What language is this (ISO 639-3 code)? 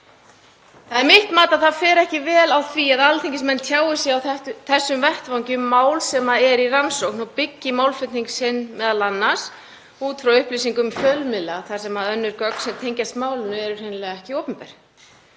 isl